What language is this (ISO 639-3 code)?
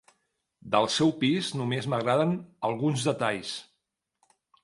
cat